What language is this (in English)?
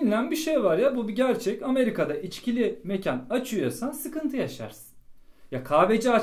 Turkish